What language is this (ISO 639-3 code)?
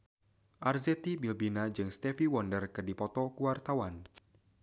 sun